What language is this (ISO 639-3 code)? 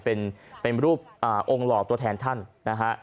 tha